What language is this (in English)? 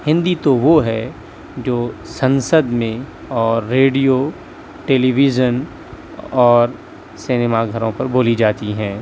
Urdu